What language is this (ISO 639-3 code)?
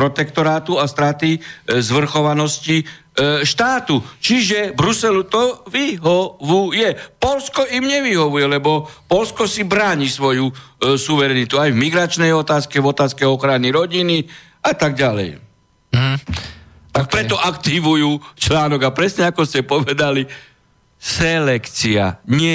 slk